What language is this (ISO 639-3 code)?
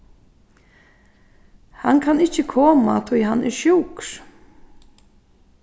fao